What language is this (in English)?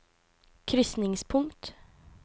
Norwegian